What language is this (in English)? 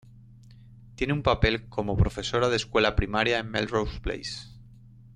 Spanish